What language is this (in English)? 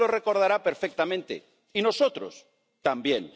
Spanish